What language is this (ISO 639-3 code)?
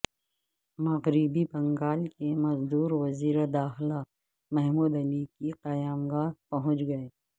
urd